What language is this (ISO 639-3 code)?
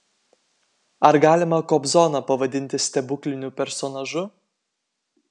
lit